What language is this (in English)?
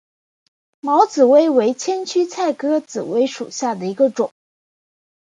Chinese